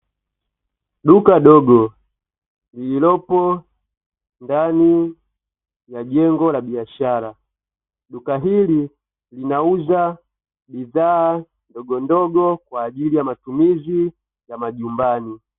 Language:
Swahili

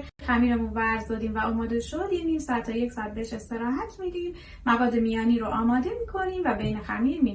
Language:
Persian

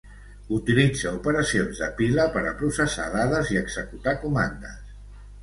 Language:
Catalan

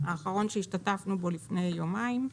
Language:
Hebrew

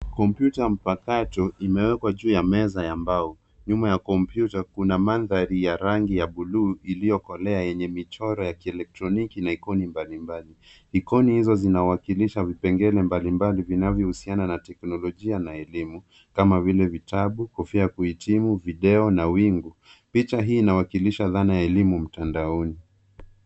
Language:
Swahili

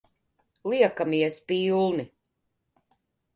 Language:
Latvian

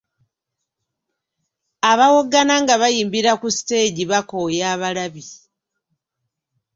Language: Ganda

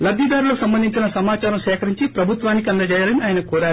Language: Telugu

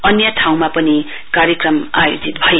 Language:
Nepali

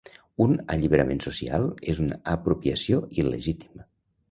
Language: Catalan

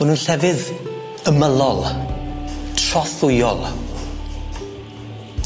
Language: Welsh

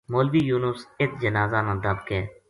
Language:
Gujari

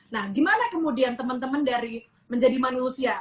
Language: Indonesian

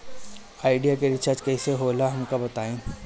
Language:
Bhojpuri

